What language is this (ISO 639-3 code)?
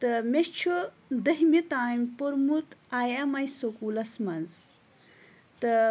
kas